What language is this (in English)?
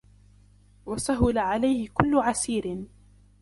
Arabic